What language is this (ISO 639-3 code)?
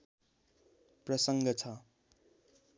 nep